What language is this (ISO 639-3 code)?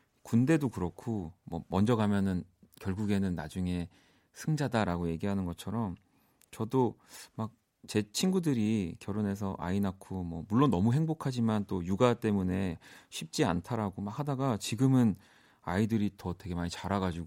kor